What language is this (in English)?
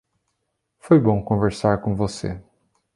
Portuguese